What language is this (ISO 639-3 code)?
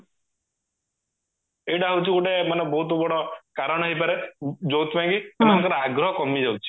ori